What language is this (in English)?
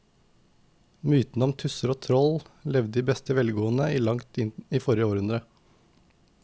Norwegian